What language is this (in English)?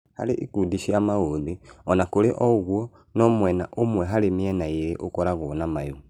Kikuyu